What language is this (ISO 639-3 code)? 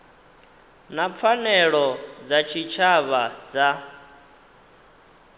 ven